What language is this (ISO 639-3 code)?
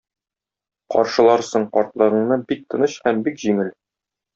tat